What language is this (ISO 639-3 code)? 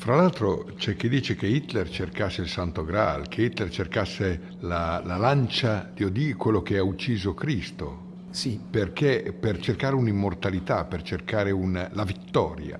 ita